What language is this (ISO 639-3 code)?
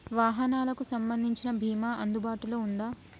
tel